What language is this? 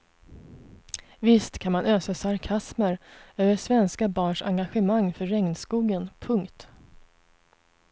Swedish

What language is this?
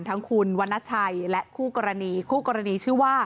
Thai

